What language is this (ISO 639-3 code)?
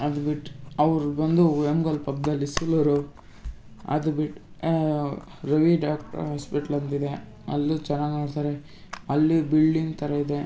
kan